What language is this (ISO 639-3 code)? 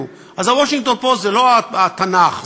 heb